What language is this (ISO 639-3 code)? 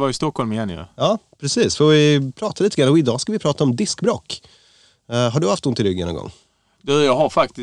swe